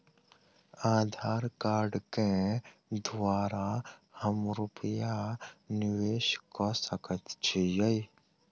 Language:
Maithili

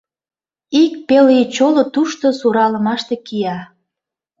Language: Mari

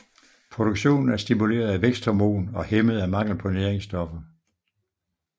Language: Danish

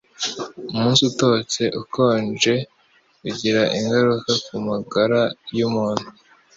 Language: Kinyarwanda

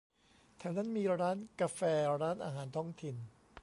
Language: Thai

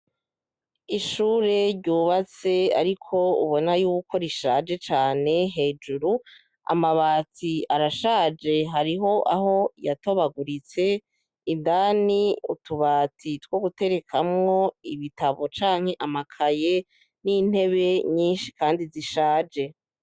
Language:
Rundi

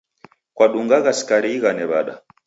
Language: Taita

